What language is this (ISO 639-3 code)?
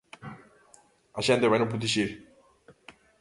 glg